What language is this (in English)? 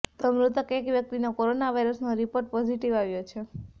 Gujarati